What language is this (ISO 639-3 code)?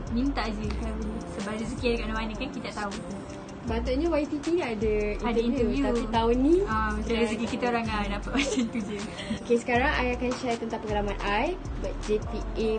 msa